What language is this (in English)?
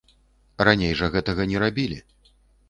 Belarusian